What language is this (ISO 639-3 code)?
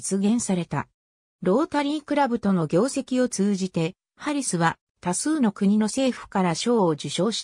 jpn